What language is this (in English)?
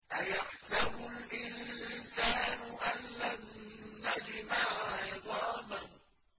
Arabic